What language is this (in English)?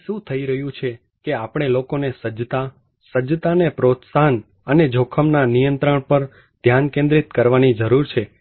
Gujarati